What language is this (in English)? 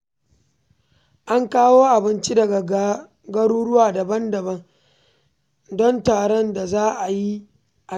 Hausa